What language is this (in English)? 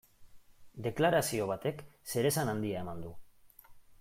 Basque